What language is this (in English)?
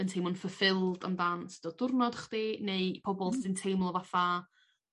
Welsh